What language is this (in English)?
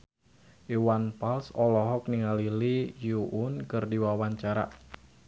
Sundanese